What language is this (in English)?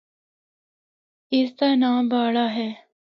Northern Hindko